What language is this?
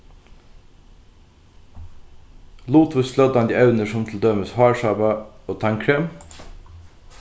Faroese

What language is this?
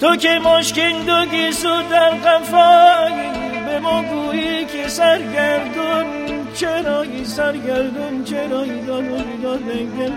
Persian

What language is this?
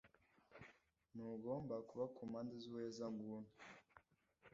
Kinyarwanda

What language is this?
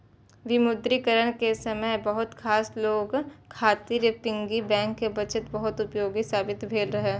Maithili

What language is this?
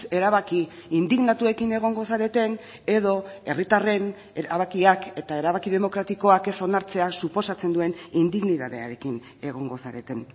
Basque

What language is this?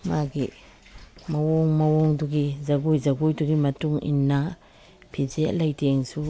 Manipuri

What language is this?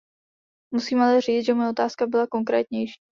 Czech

